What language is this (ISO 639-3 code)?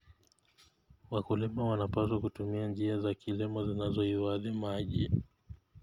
kln